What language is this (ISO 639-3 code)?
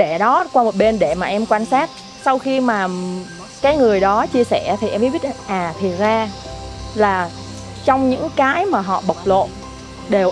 vie